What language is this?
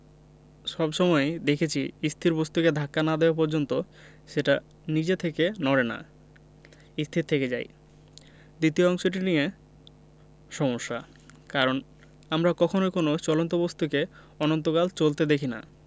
Bangla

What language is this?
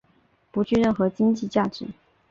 Chinese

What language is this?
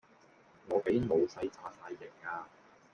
Cantonese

